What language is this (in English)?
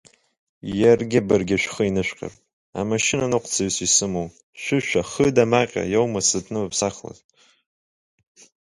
Abkhazian